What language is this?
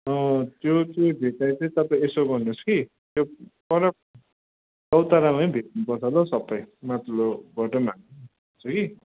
Nepali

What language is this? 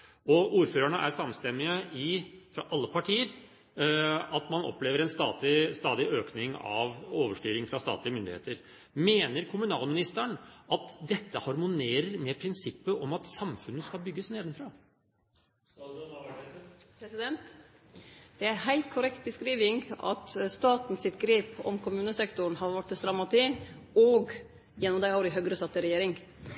Norwegian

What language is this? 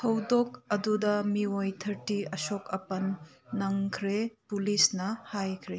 Manipuri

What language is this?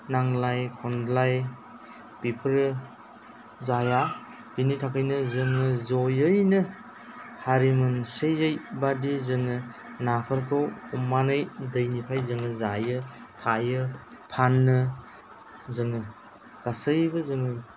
Bodo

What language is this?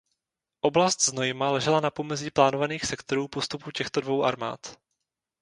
Czech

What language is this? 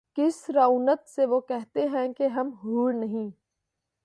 Urdu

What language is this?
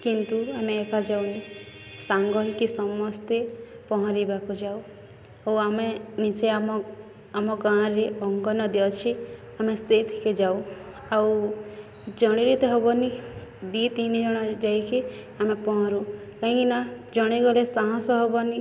Odia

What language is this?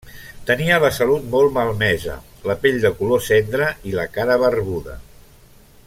Catalan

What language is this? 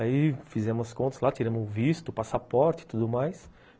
Portuguese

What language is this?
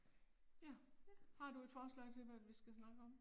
Danish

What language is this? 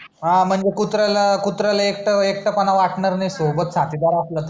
Marathi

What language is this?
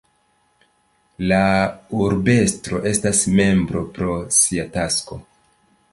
Esperanto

